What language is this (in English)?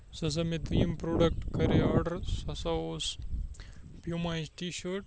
Kashmiri